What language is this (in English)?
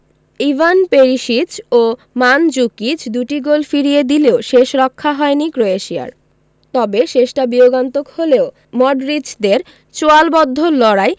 Bangla